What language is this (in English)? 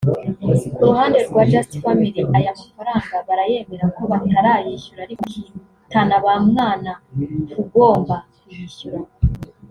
Kinyarwanda